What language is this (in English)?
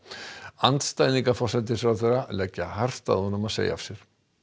Icelandic